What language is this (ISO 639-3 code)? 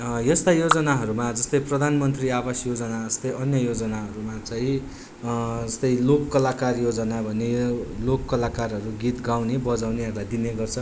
nep